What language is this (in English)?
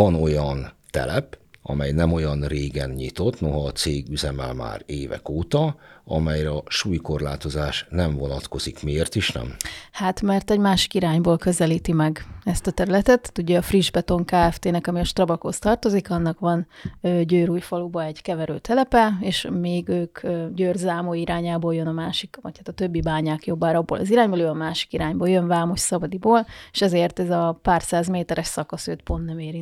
Hungarian